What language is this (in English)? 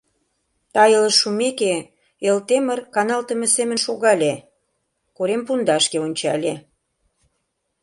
Mari